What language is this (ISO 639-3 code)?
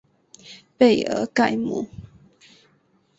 zho